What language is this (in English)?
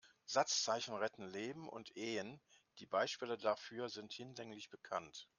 German